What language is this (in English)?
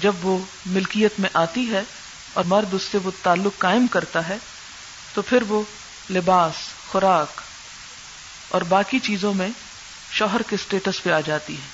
Urdu